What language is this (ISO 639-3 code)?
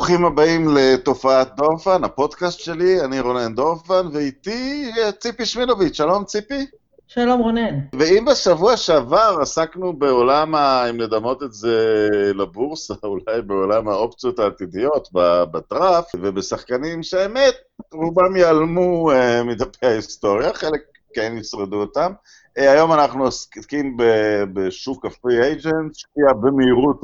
heb